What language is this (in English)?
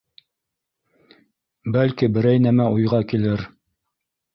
Bashkir